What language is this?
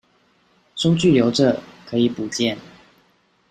Chinese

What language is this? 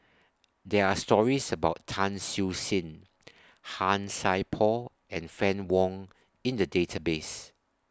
English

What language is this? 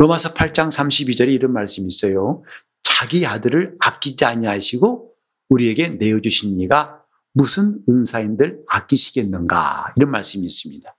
Korean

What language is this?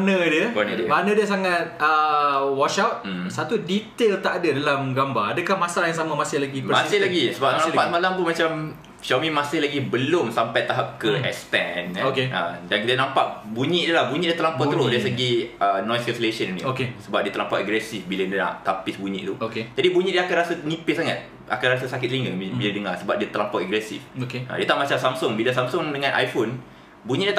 Malay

